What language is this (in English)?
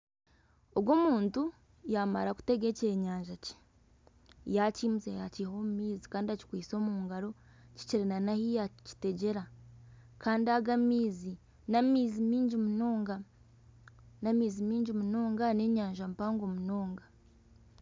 Nyankole